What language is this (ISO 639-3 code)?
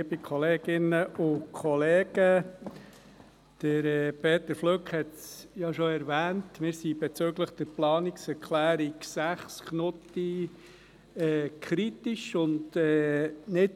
gsw